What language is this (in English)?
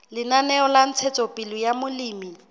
Southern Sotho